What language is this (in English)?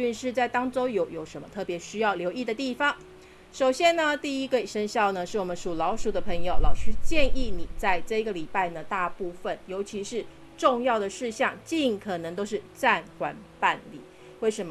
Chinese